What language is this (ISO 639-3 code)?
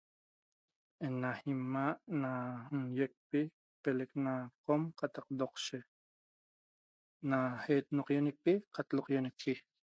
tob